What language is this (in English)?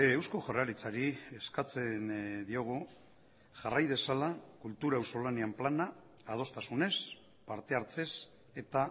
Basque